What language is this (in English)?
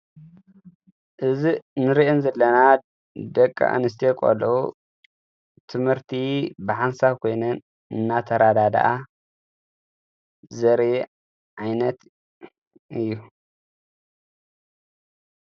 Tigrinya